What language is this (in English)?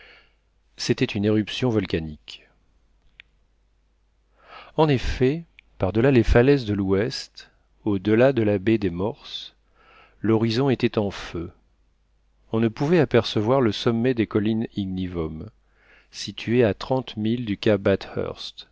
French